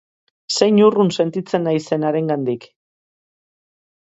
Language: Basque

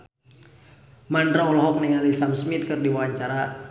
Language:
Sundanese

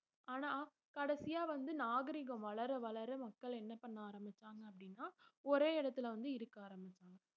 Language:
Tamil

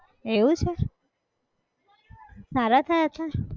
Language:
Gujarati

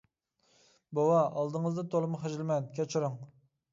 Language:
Uyghur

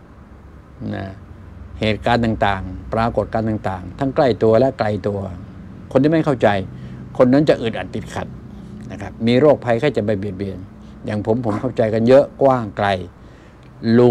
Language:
Thai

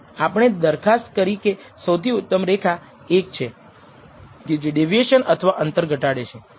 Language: Gujarati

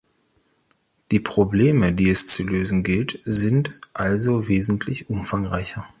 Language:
German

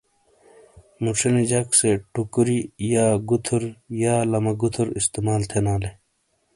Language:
Shina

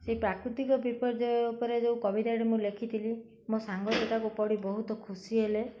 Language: Odia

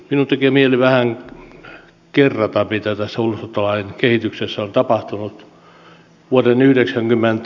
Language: Finnish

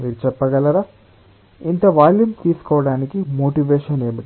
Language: Telugu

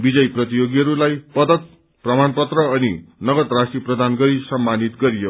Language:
Nepali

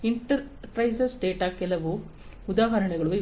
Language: Kannada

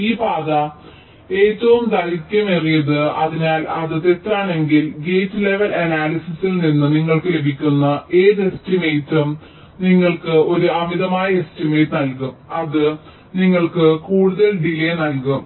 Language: Malayalam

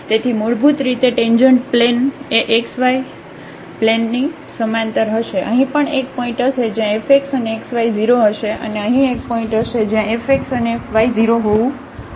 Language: Gujarati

